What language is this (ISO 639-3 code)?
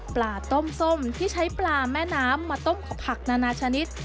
tha